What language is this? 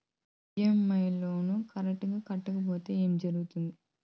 Telugu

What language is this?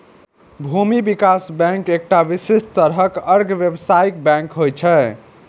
Maithili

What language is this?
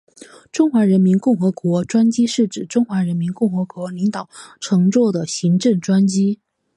Chinese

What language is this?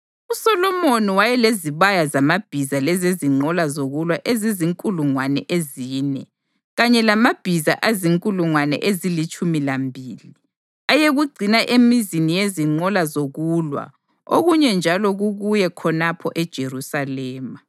North Ndebele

